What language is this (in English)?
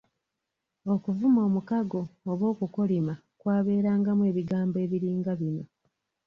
Ganda